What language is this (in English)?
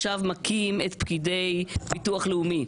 Hebrew